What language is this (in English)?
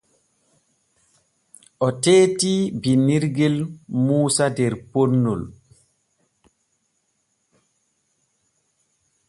Borgu Fulfulde